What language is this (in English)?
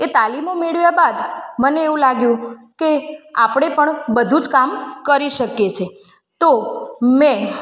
Gujarati